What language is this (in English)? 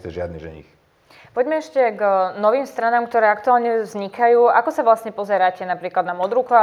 Slovak